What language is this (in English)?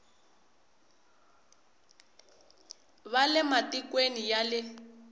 Tsonga